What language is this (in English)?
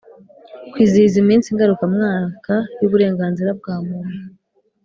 Kinyarwanda